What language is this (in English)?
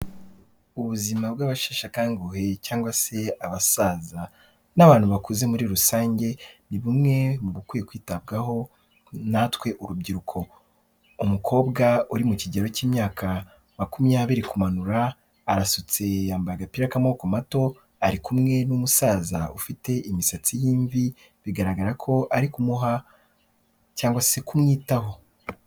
Kinyarwanda